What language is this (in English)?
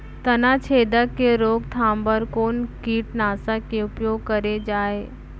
Chhattisgarhi